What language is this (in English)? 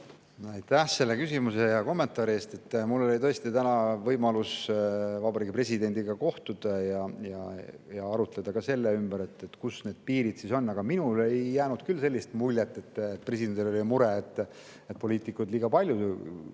Estonian